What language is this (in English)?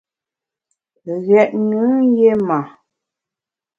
Bamun